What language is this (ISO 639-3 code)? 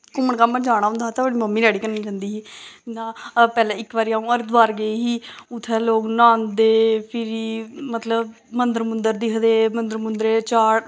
doi